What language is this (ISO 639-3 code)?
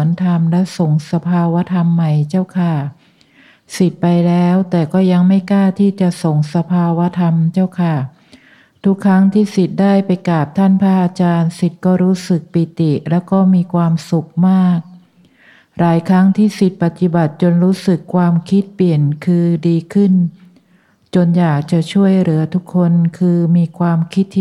tha